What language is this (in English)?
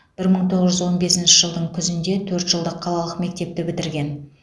Kazakh